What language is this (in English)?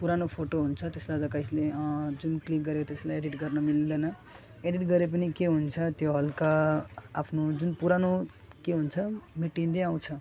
Nepali